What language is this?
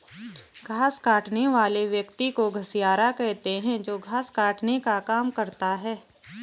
Hindi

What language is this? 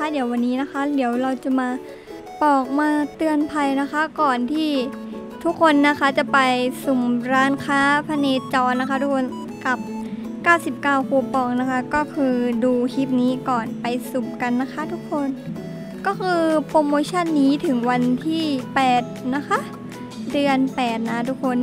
Thai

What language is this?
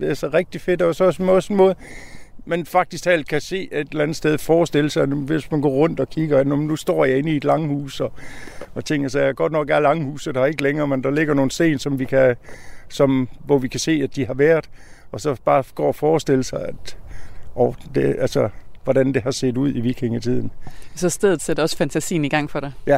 Danish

